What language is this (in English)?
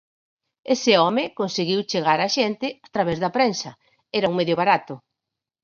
Galician